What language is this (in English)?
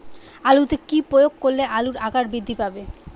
Bangla